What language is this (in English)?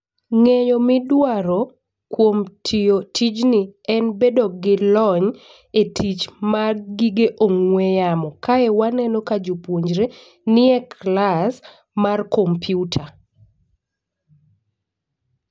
Luo (Kenya and Tanzania)